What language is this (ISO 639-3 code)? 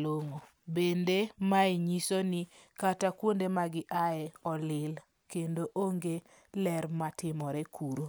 luo